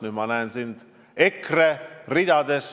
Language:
Estonian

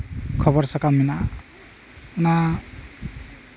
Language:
Santali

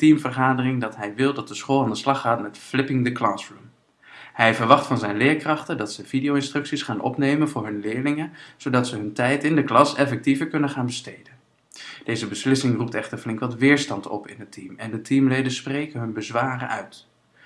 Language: Dutch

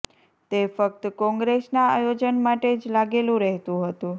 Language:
Gujarati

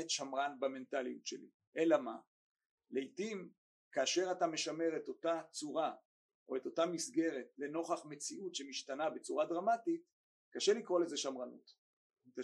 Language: Hebrew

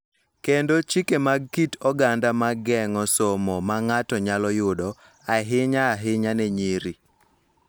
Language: Luo (Kenya and Tanzania)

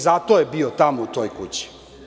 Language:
Serbian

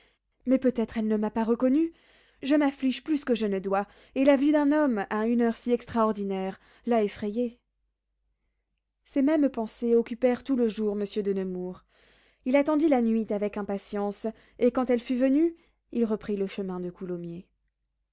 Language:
French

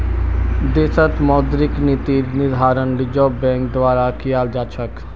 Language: Magahi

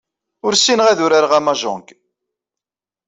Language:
Kabyle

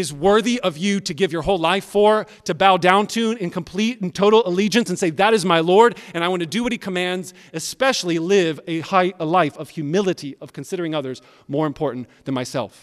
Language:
English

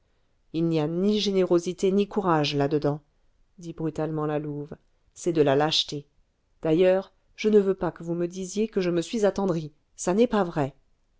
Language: French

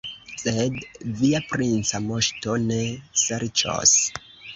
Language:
Esperanto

